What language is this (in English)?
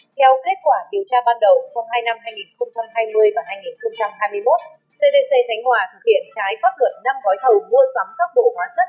Vietnamese